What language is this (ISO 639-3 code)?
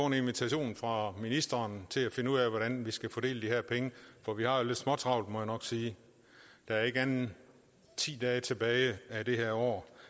dan